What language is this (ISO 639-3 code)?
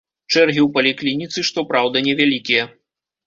bel